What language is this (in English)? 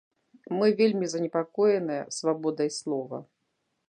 Belarusian